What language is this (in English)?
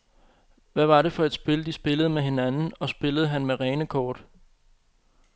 Danish